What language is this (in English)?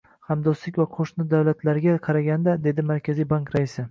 Uzbek